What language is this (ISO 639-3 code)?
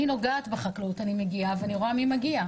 heb